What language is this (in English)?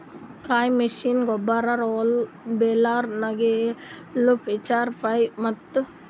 Kannada